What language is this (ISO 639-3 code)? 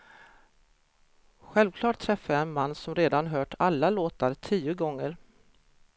swe